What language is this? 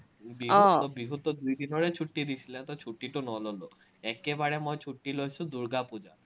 Assamese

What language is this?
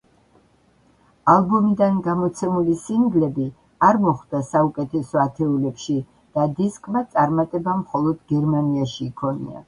Georgian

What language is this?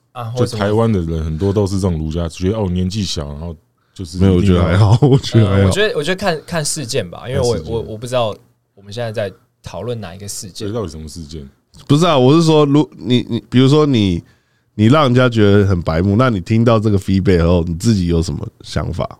Chinese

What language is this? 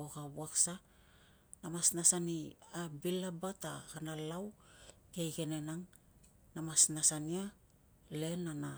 Tungag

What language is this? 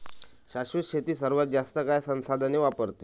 Marathi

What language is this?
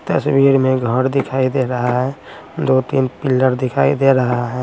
Hindi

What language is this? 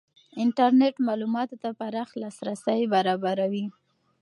Pashto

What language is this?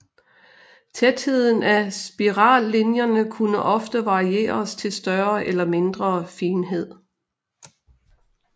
Danish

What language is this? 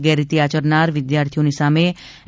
Gujarati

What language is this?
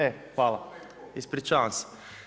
Croatian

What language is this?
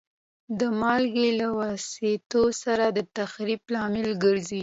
Pashto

